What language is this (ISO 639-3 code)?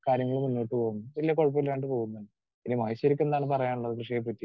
mal